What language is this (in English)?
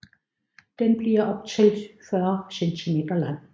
Danish